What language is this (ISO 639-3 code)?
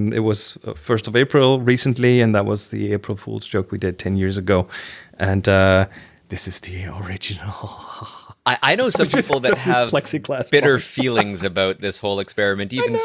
eng